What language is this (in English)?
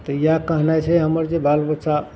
Maithili